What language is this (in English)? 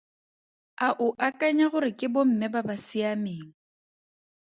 Tswana